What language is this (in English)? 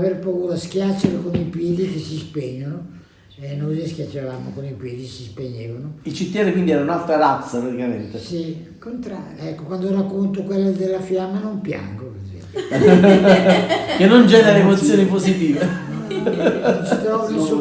Italian